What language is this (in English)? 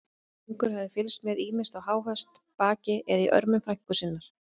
Icelandic